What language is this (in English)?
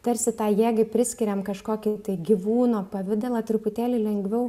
Lithuanian